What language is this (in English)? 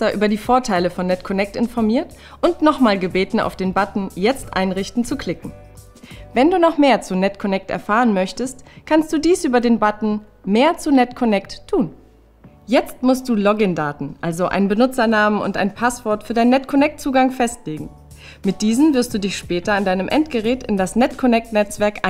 German